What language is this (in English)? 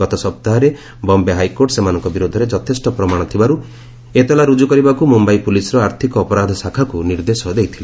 Odia